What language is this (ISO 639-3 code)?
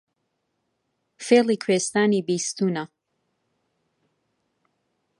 ckb